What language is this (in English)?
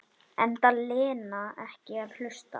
Icelandic